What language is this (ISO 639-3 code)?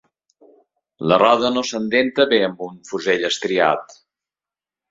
cat